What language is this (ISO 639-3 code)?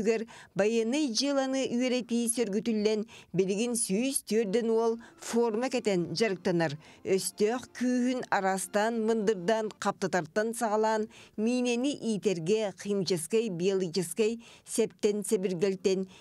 tur